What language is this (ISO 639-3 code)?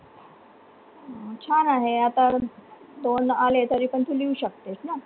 mar